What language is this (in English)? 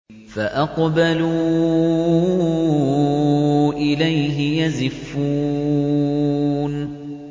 Arabic